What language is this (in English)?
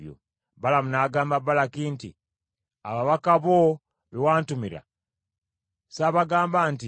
Ganda